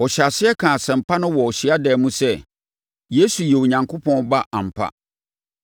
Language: Akan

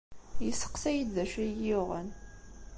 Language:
Kabyle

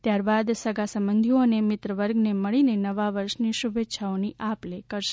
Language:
Gujarati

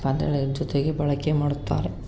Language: Kannada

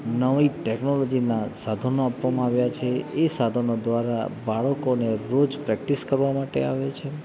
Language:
Gujarati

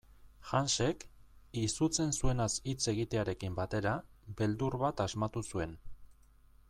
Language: Basque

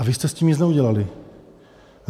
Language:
Czech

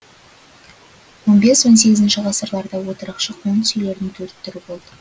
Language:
Kazakh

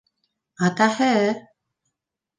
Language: Bashkir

